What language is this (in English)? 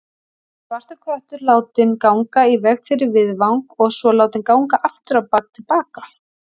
Icelandic